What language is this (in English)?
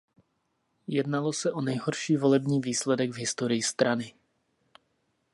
Czech